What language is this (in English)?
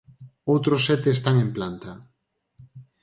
Galician